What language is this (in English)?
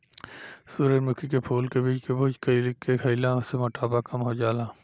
Bhojpuri